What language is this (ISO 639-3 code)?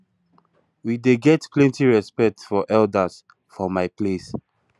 pcm